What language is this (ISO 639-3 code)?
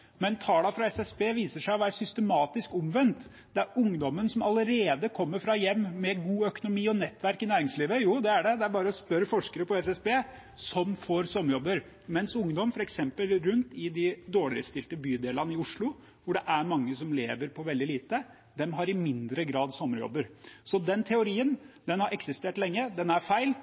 nob